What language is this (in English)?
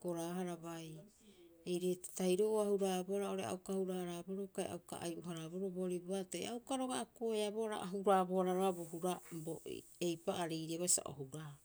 Rapoisi